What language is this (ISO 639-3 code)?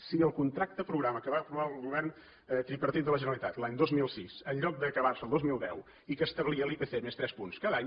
cat